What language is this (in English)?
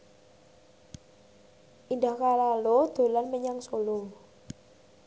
Javanese